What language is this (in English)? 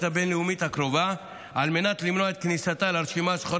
Hebrew